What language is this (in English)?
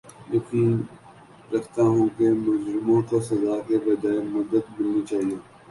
Urdu